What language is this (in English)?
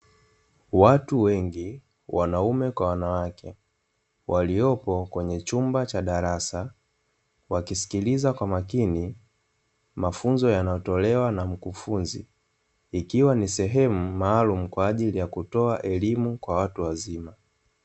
Swahili